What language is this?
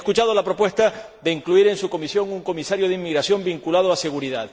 Spanish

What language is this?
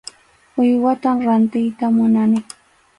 Arequipa-La Unión Quechua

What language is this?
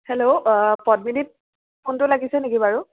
Assamese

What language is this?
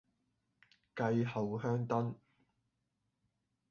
Cantonese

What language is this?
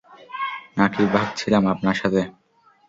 Bangla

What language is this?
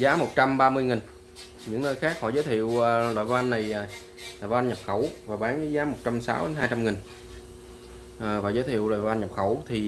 Vietnamese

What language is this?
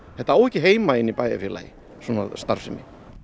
Icelandic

